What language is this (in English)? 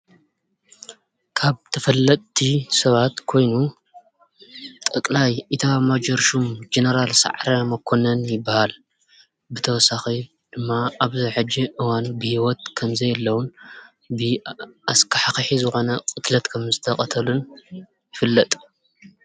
Tigrinya